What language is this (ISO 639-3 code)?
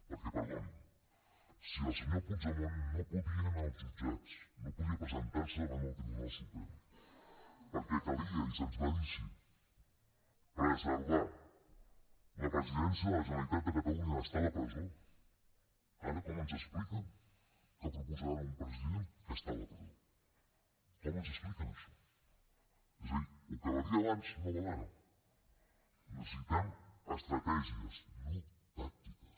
cat